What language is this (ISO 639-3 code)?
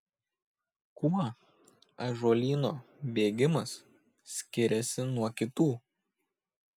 lit